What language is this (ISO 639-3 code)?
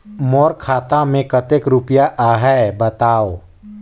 hne